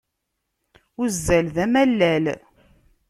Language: Kabyle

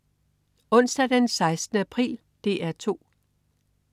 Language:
Danish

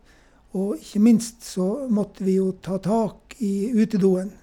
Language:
Norwegian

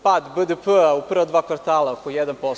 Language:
Serbian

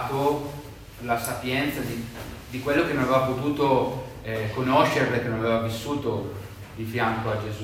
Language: Italian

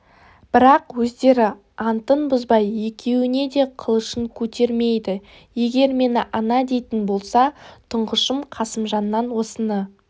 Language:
Kazakh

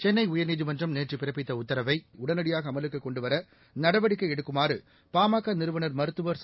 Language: Tamil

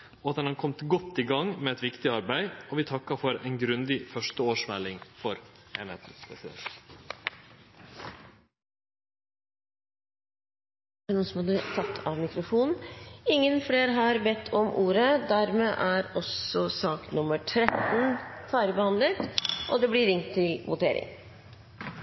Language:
Norwegian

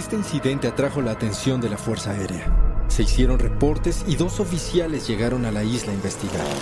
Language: Spanish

